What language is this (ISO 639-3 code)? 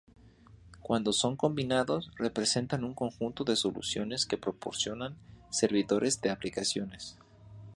spa